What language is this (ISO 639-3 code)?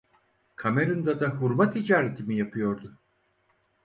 tur